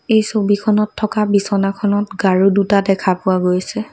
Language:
Assamese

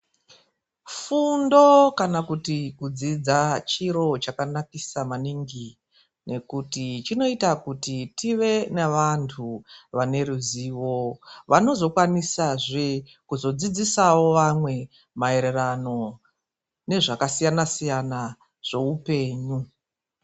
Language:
Ndau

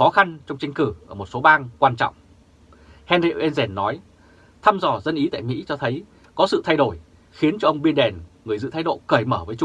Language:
Vietnamese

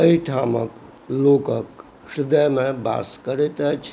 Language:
Maithili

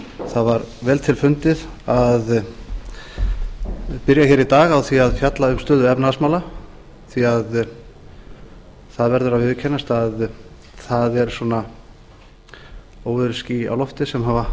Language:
Icelandic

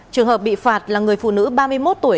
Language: Vietnamese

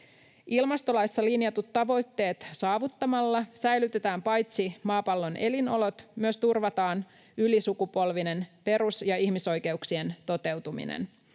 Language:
Finnish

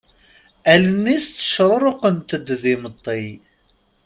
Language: Kabyle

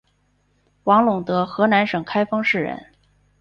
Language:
Chinese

